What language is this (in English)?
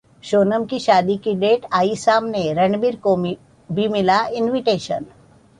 Hindi